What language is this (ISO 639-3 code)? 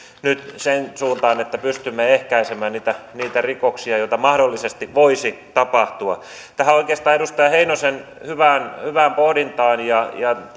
fin